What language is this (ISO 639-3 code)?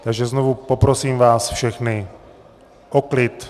ces